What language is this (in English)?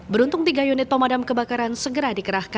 Indonesian